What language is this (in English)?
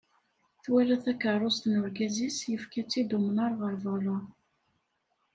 Kabyle